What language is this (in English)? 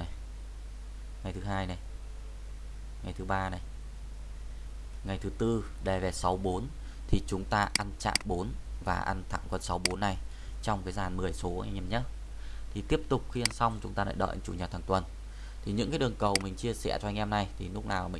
Vietnamese